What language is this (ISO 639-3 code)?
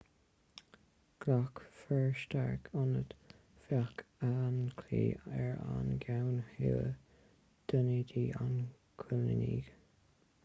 gle